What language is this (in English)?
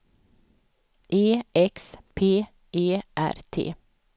Swedish